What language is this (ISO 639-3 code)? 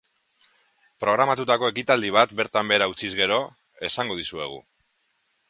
eus